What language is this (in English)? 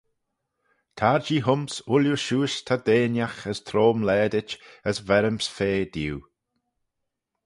Manx